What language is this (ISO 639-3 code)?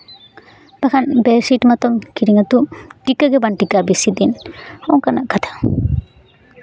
sat